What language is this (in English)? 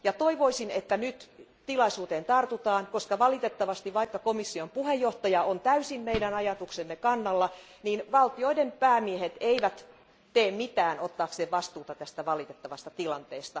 Finnish